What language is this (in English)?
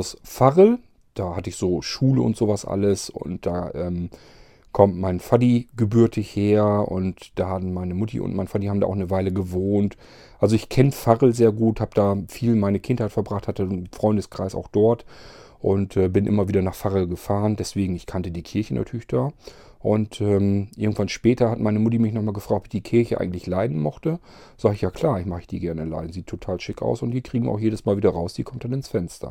German